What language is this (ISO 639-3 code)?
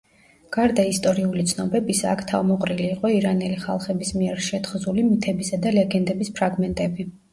kat